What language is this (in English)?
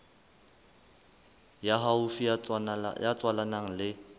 Southern Sotho